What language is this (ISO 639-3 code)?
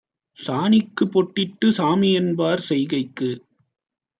tam